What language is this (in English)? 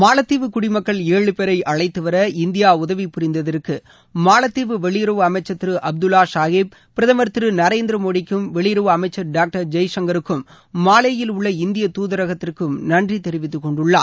Tamil